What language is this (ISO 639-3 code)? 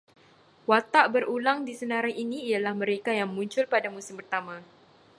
msa